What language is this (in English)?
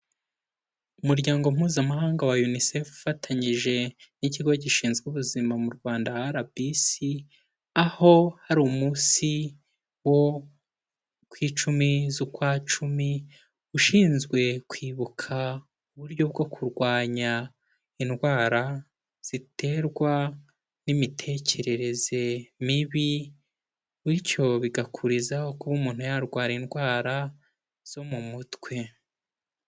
Kinyarwanda